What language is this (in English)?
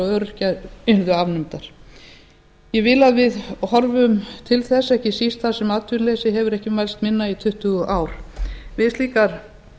Icelandic